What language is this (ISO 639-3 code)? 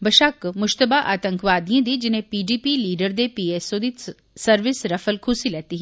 doi